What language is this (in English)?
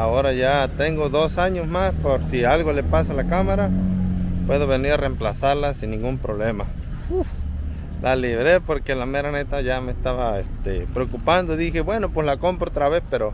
Spanish